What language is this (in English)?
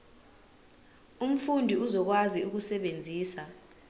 Zulu